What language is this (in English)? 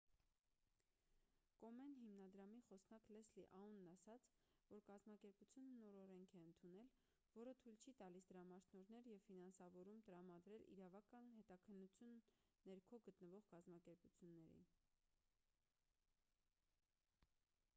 Armenian